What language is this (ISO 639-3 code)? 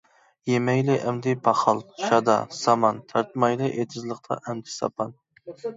uig